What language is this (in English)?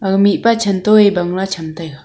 Wancho Naga